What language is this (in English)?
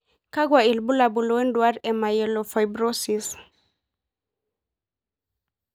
Masai